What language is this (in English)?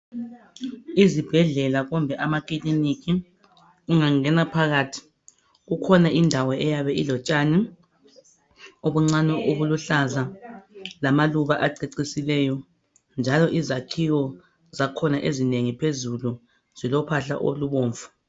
North Ndebele